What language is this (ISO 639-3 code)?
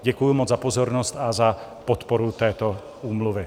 ces